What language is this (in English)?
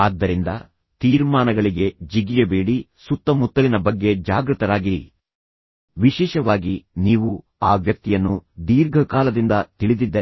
Kannada